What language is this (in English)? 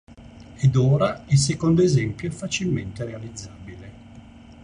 Italian